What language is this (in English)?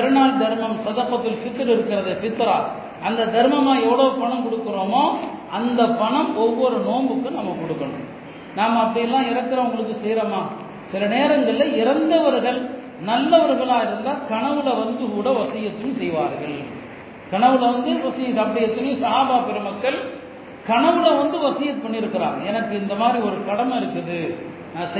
Tamil